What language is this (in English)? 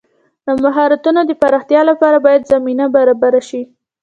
Pashto